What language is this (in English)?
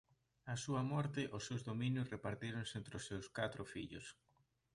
Galician